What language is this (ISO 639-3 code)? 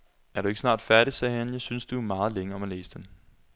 dan